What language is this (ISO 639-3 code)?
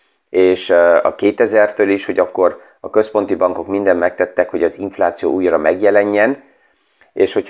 hun